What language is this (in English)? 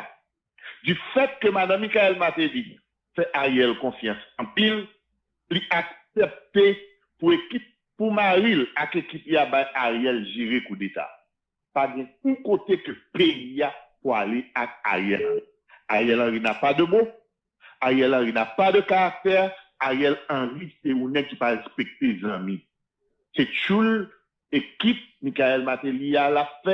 French